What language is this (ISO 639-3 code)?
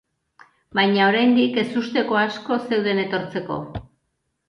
eus